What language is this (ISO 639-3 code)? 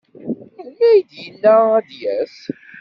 kab